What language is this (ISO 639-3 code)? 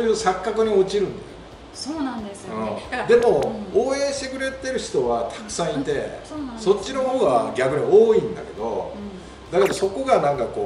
jpn